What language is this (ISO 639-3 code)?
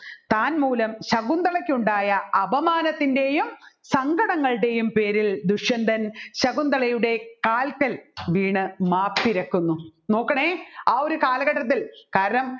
mal